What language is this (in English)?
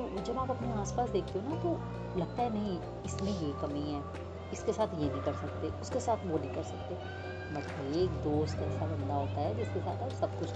Hindi